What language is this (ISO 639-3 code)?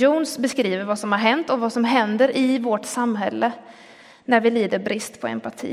swe